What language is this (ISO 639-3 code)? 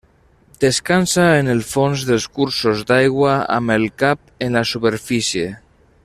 cat